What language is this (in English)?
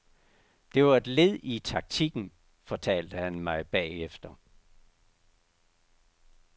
Danish